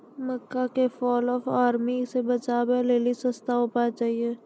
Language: Maithili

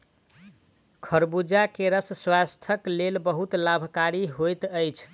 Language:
Maithili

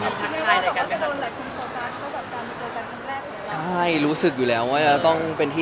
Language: Thai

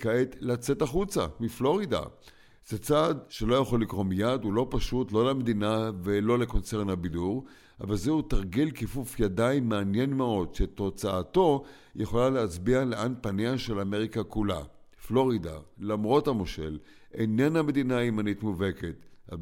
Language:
Hebrew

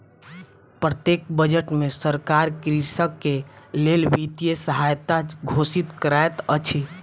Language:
Maithili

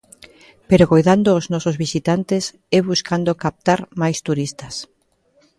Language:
Galician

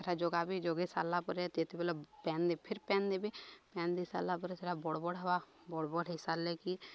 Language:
Odia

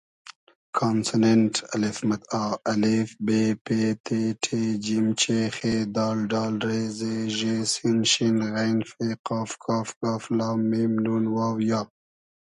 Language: Hazaragi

